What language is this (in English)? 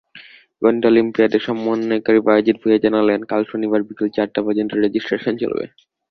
Bangla